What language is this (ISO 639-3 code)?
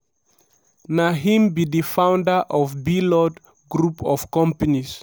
pcm